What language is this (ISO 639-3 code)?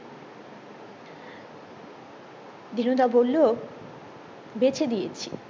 ben